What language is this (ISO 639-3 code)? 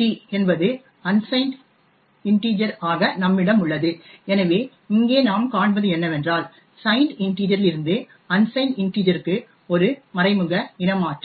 tam